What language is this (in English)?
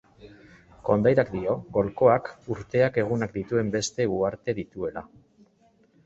Basque